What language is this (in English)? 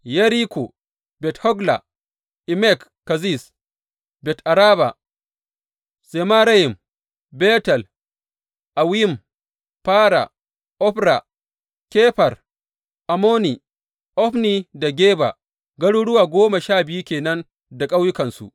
Hausa